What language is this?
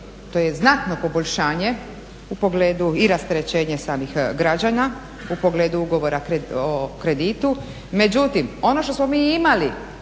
Croatian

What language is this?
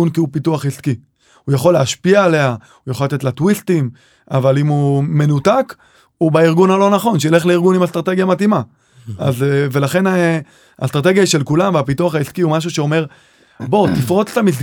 Hebrew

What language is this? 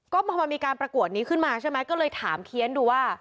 Thai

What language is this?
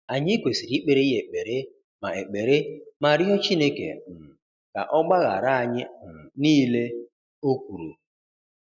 Igbo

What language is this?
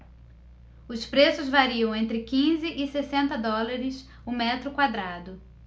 Portuguese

